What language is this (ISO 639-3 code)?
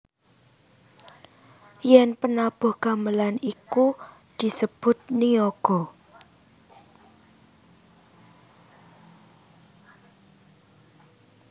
jav